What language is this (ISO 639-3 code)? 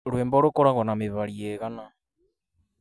kik